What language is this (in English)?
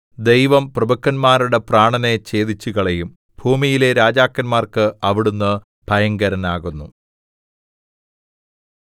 Malayalam